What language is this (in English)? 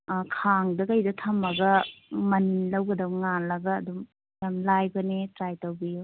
Manipuri